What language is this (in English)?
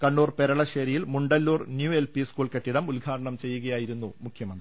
Malayalam